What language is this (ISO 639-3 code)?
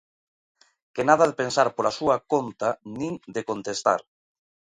glg